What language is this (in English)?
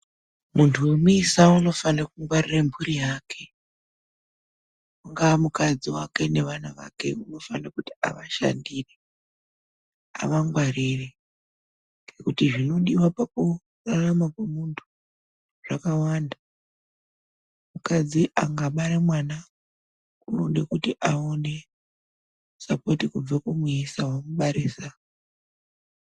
Ndau